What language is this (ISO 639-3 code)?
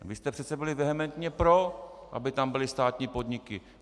ces